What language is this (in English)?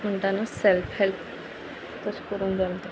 Konkani